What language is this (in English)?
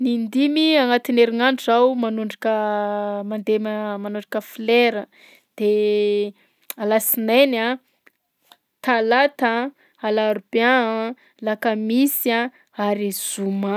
Southern Betsimisaraka Malagasy